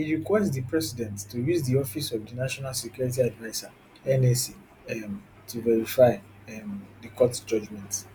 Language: Nigerian Pidgin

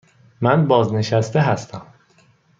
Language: Persian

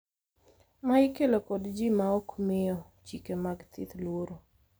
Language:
Luo (Kenya and Tanzania)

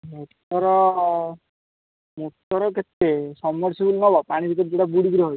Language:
Odia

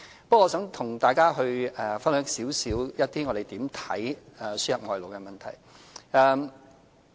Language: Cantonese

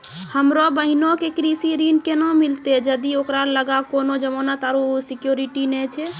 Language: Maithili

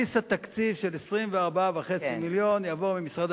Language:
Hebrew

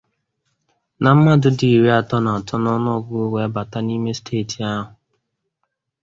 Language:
Igbo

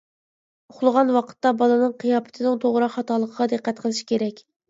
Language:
Uyghur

